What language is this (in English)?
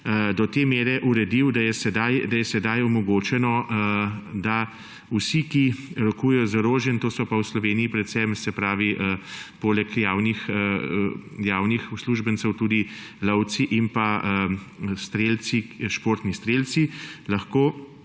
Slovenian